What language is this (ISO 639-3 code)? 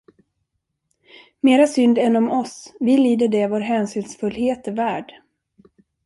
swe